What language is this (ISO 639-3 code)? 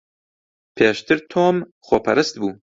ckb